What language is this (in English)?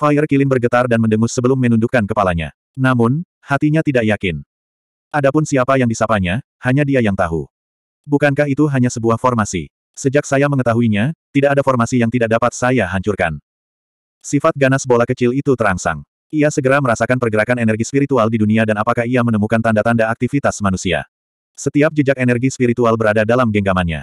Indonesian